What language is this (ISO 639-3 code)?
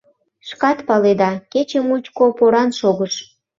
chm